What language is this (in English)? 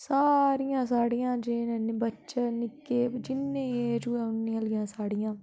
Dogri